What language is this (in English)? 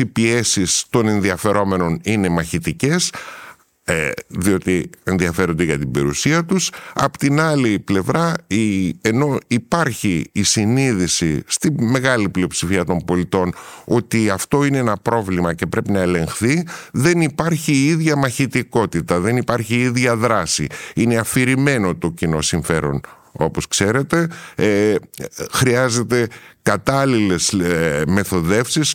Greek